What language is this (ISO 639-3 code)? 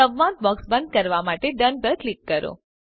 guj